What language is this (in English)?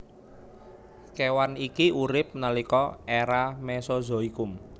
Javanese